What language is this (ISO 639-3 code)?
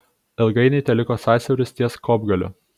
lit